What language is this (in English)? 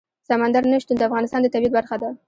Pashto